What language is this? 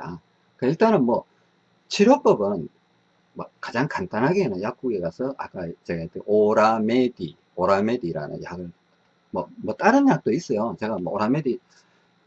Korean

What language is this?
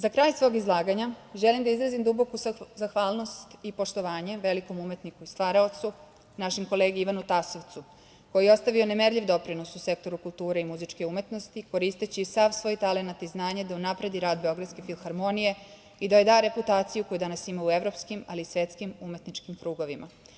Serbian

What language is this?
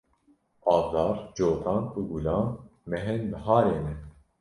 Kurdish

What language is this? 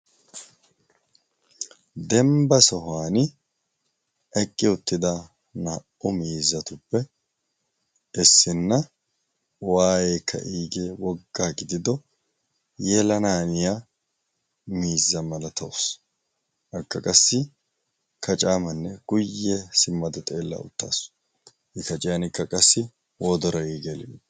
Wolaytta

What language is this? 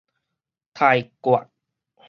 Min Nan Chinese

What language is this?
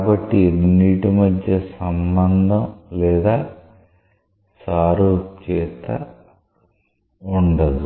Telugu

